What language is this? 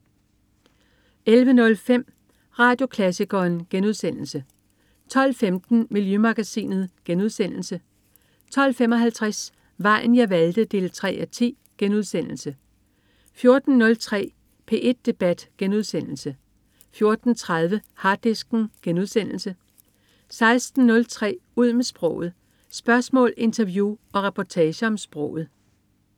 Danish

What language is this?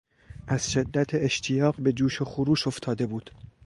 Persian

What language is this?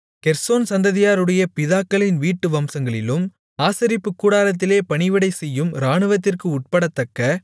Tamil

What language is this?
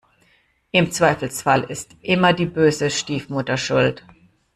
German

